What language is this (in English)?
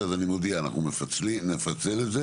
Hebrew